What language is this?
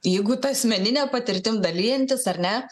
Lithuanian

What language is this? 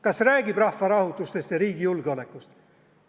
Estonian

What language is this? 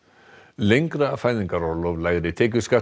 Icelandic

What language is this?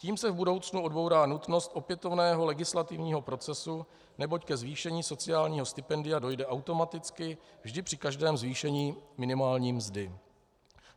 Czech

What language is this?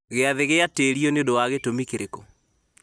Kikuyu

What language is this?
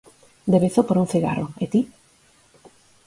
Galician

